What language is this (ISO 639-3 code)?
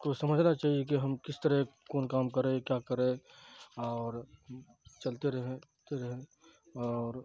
urd